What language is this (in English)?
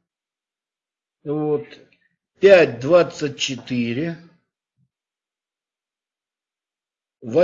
Russian